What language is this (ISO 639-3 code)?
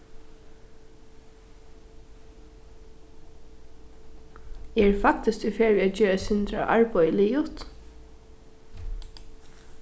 fao